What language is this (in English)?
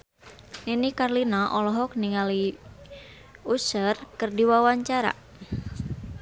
Sundanese